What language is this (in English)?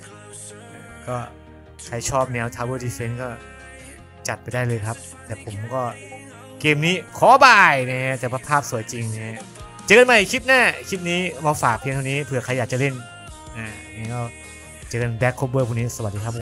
Thai